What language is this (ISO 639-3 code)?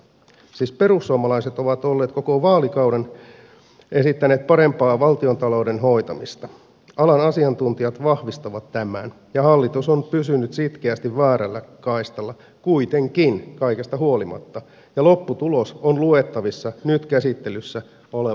fin